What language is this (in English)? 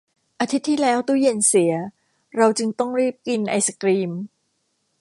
Thai